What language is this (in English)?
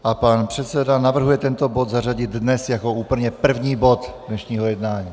Czech